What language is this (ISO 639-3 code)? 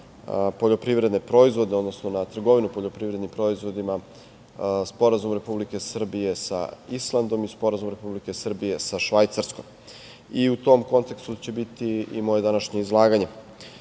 srp